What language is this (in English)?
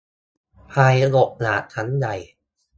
Thai